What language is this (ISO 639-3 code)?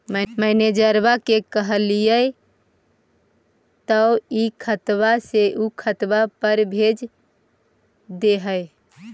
mag